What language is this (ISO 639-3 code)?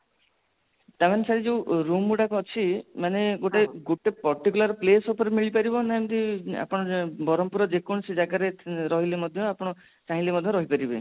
ori